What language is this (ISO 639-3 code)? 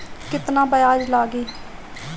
bho